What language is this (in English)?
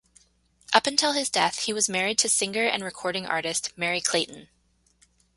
English